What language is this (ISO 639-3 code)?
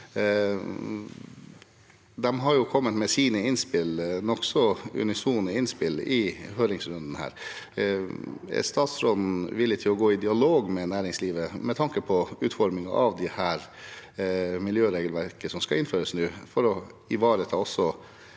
nor